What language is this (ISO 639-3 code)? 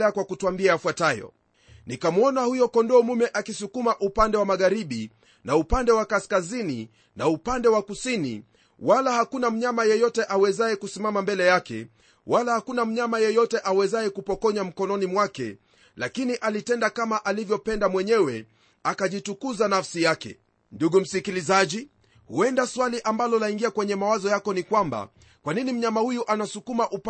swa